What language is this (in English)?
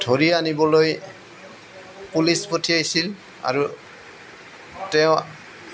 Assamese